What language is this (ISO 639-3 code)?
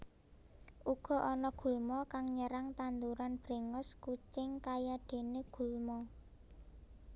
jav